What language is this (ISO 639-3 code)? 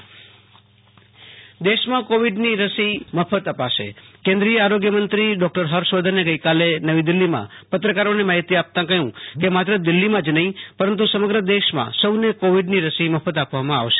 guj